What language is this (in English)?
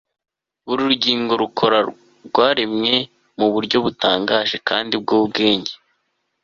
Kinyarwanda